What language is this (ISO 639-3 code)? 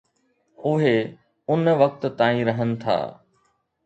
snd